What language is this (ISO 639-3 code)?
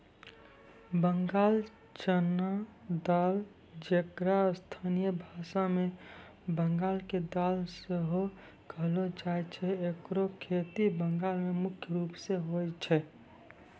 mai